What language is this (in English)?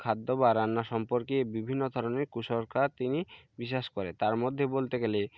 Bangla